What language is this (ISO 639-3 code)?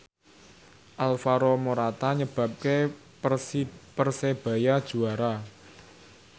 jav